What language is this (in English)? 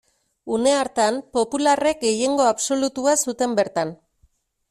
Basque